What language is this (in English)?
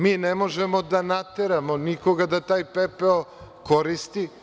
Serbian